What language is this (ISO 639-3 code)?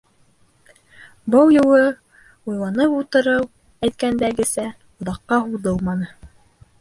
bak